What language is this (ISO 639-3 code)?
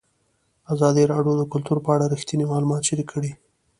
pus